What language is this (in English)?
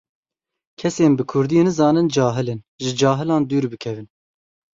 Kurdish